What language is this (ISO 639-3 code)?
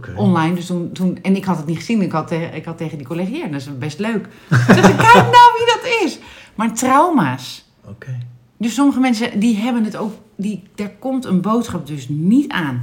nld